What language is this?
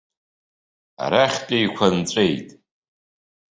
Abkhazian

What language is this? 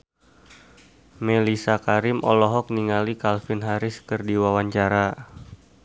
Sundanese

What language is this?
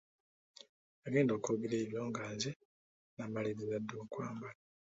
Ganda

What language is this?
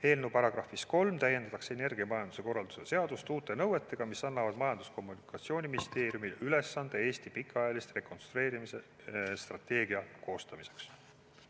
Estonian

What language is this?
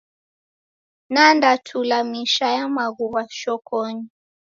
Taita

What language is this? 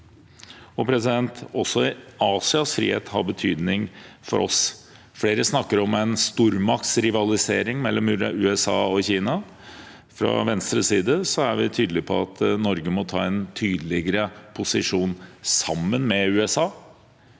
Norwegian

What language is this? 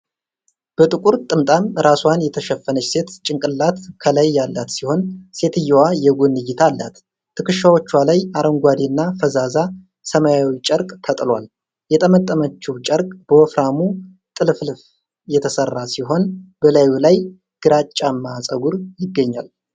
Amharic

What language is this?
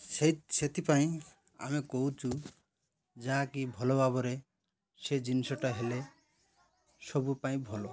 Odia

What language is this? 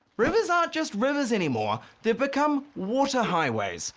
English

